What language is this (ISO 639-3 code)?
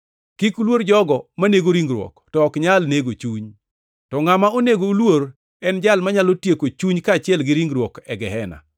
luo